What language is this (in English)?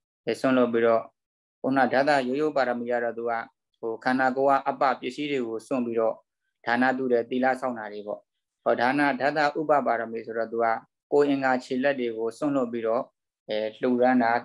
Indonesian